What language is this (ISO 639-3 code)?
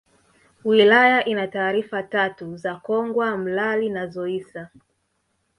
swa